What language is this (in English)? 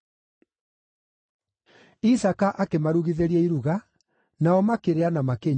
Kikuyu